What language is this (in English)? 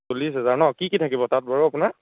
Assamese